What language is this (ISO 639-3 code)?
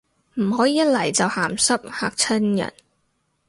yue